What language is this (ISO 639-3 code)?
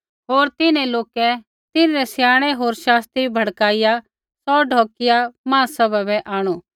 kfx